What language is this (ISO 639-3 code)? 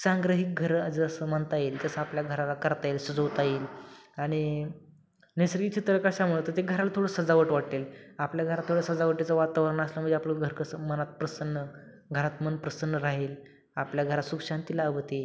mar